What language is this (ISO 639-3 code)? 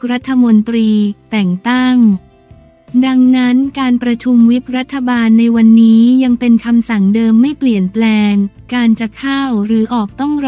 tha